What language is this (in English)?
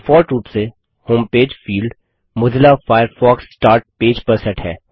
Hindi